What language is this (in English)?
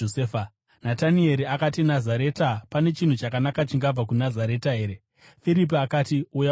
Shona